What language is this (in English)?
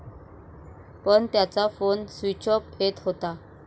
Marathi